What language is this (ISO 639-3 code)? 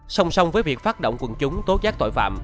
vie